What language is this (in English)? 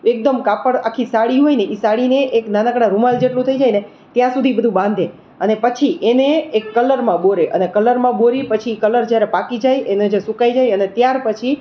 Gujarati